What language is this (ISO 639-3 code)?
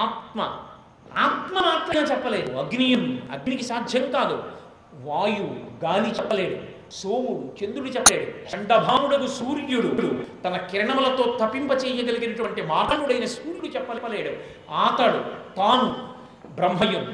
tel